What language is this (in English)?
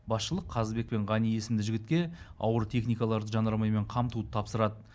Kazakh